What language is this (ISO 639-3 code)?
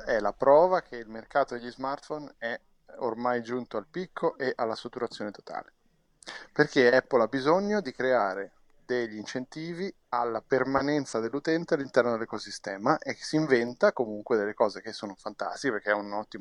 ita